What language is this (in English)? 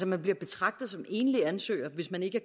Danish